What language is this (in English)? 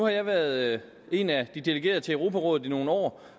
Danish